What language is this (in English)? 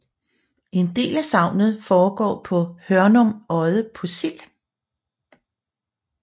Danish